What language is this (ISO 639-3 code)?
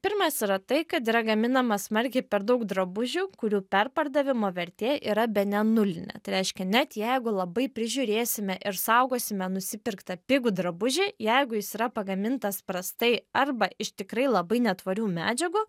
lit